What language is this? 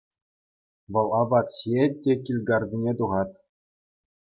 Chuvash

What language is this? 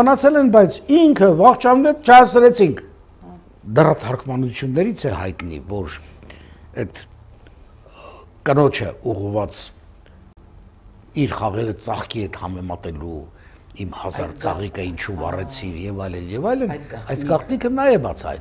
Turkish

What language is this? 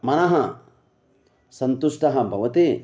Sanskrit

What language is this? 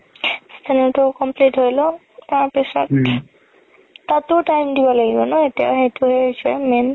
Assamese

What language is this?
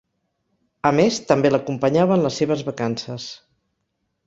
Catalan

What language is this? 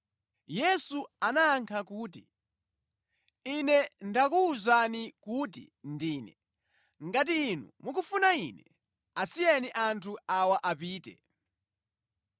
Nyanja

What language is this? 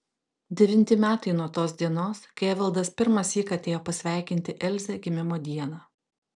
Lithuanian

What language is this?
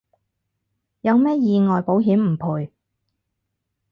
Cantonese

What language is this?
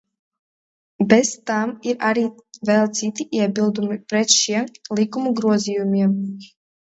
Latvian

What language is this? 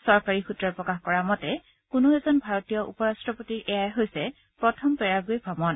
Assamese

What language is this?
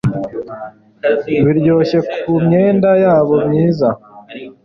Kinyarwanda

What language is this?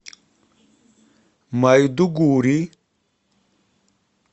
Russian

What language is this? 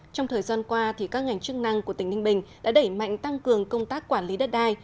Vietnamese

